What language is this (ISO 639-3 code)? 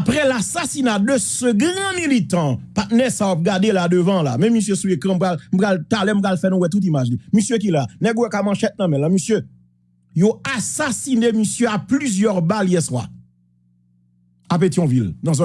fra